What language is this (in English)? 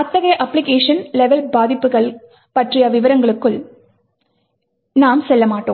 Tamil